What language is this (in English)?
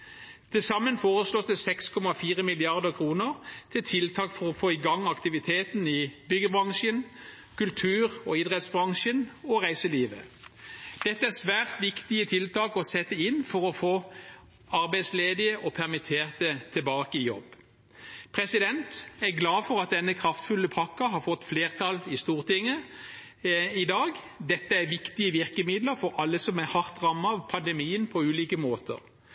Norwegian Bokmål